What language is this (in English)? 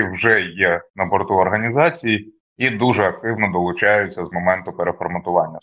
Ukrainian